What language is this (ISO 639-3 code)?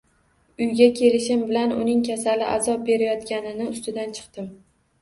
uzb